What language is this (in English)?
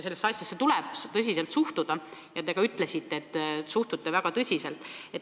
Estonian